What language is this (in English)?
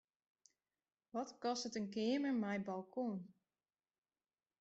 Western Frisian